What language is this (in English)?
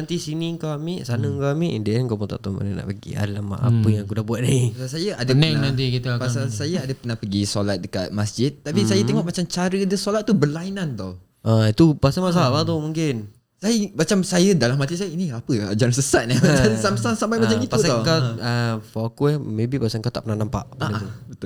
Malay